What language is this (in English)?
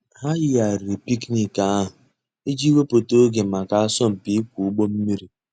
Igbo